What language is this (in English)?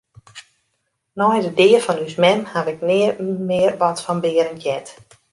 Western Frisian